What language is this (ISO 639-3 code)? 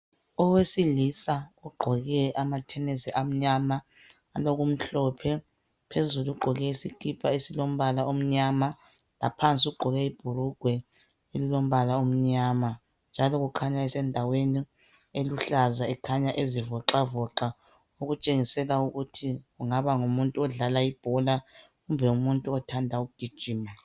nde